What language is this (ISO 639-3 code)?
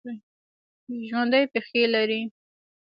pus